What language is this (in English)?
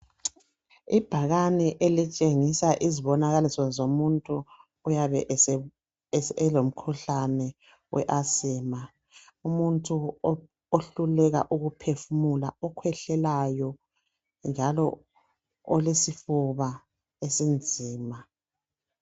North Ndebele